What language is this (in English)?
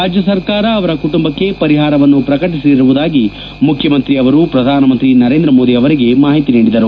Kannada